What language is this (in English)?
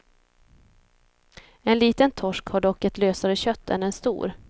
Swedish